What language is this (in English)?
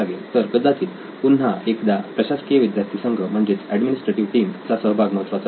Marathi